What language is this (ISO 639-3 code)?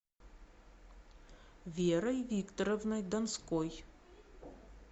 rus